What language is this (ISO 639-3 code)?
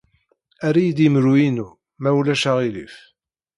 kab